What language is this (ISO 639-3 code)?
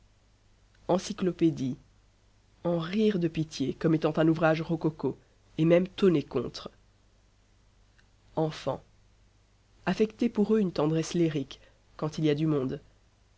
fra